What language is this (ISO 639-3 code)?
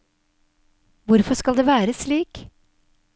nor